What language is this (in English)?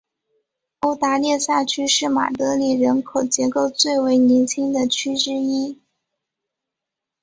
Chinese